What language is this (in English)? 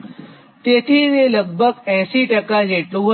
Gujarati